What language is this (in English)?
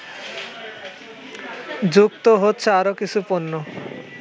Bangla